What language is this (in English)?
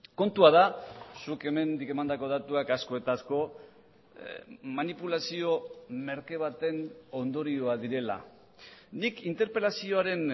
Basque